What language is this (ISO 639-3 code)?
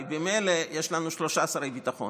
heb